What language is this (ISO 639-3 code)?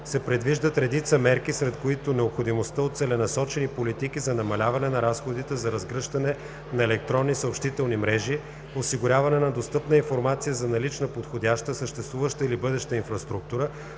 bul